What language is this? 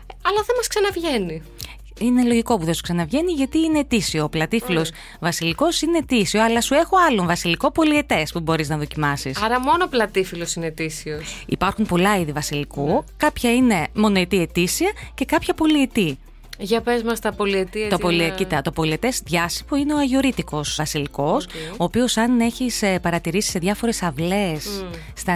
Greek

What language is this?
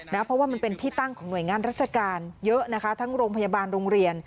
Thai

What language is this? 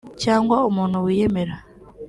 Kinyarwanda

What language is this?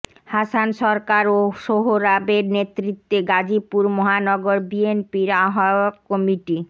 Bangla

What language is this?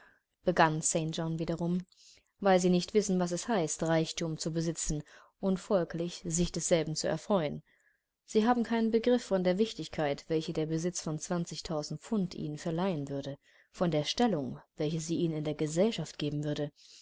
German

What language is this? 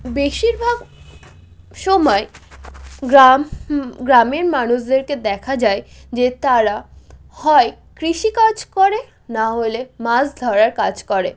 Bangla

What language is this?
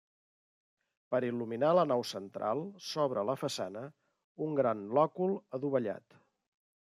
Catalan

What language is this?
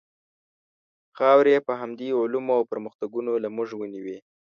Pashto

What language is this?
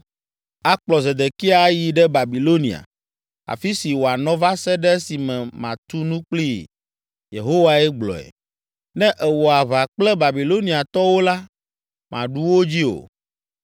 Ewe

